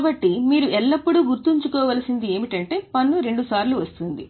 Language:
Telugu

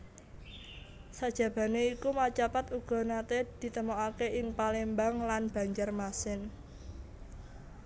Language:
Javanese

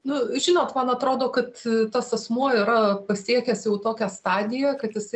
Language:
Lithuanian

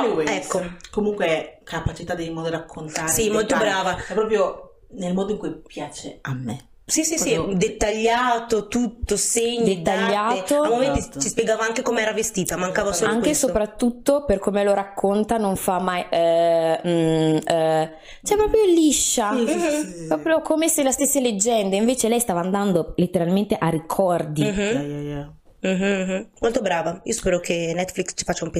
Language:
Italian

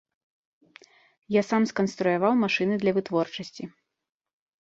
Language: Belarusian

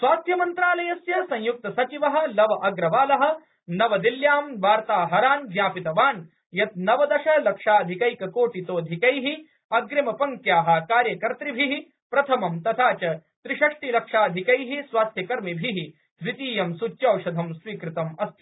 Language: Sanskrit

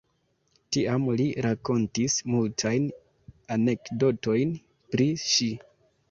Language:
Esperanto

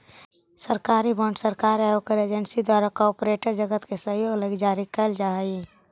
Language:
Magahi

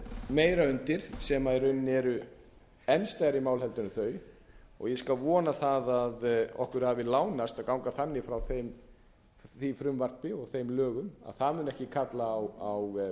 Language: Icelandic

